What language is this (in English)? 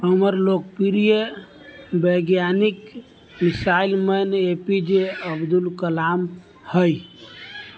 Maithili